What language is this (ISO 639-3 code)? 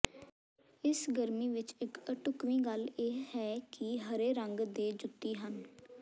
pan